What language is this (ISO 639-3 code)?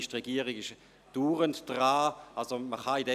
gsw